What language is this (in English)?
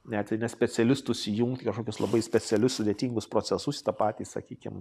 Lithuanian